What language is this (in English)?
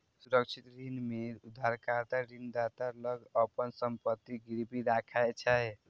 Maithili